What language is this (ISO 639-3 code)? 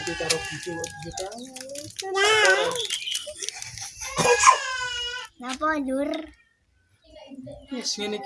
ind